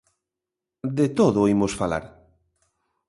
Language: Galician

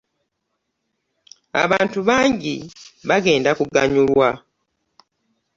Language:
Ganda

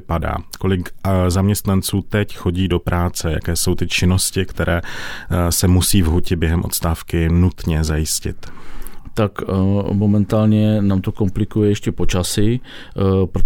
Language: Czech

